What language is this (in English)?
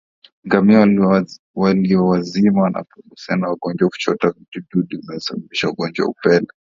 Swahili